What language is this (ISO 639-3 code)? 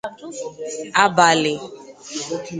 ibo